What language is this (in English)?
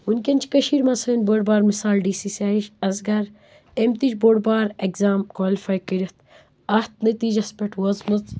Kashmiri